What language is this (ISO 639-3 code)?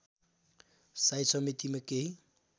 nep